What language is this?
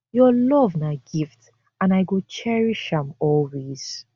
Nigerian Pidgin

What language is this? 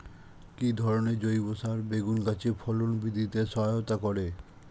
Bangla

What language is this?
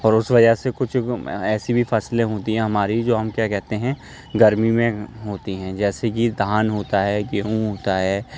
Urdu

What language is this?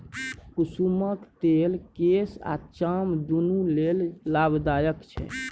Maithili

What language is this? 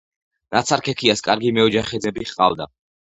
Georgian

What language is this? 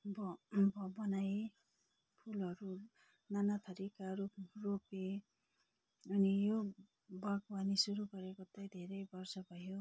Nepali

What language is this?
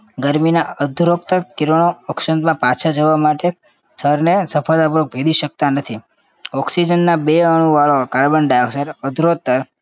Gujarati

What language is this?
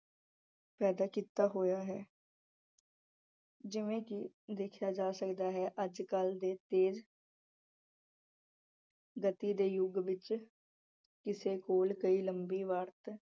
Punjabi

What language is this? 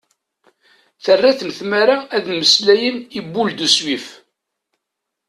Kabyle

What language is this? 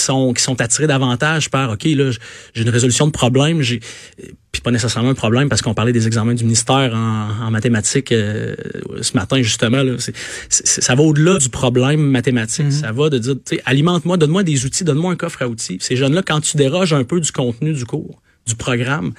French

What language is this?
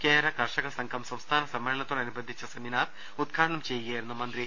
Malayalam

